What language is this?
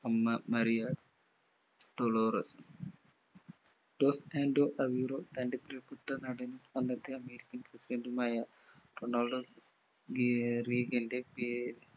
Malayalam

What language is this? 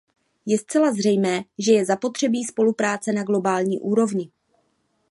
Czech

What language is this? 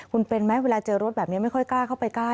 Thai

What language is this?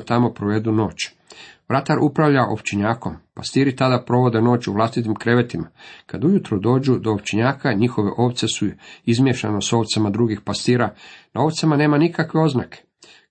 Croatian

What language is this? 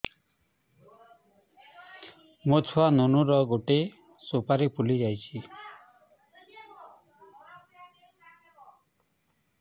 Odia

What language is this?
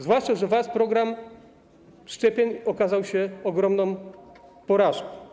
Polish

